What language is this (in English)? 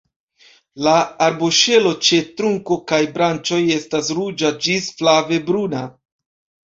Esperanto